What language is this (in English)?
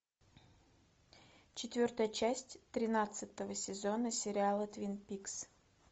Russian